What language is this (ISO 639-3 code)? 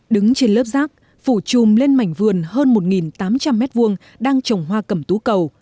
vie